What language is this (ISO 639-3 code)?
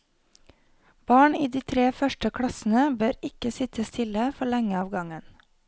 nor